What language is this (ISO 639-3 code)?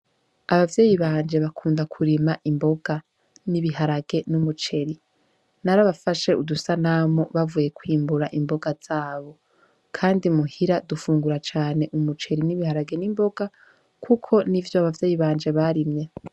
run